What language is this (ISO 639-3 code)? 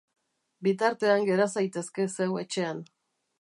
eus